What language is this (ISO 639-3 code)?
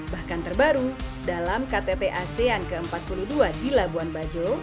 ind